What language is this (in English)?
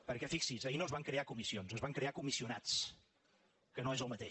Catalan